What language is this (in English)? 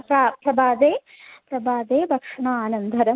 Sanskrit